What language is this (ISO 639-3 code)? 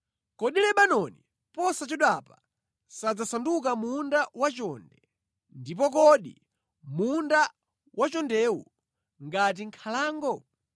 nya